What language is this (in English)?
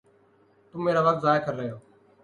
Urdu